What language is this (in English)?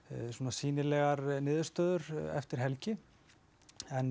Icelandic